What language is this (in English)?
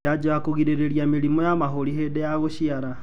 Kikuyu